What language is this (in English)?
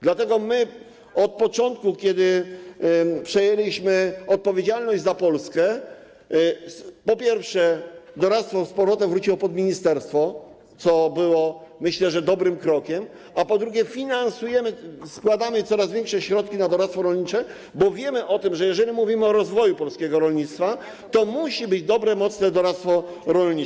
Polish